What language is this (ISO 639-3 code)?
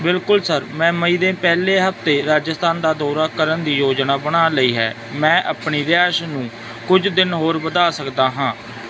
pan